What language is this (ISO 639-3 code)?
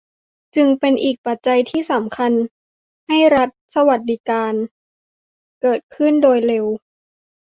tha